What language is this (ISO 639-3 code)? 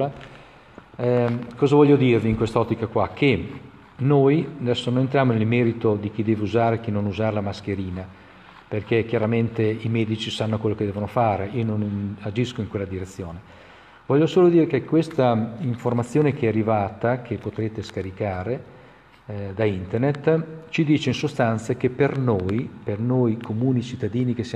ita